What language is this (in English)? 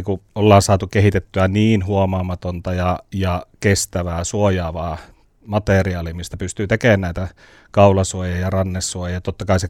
Finnish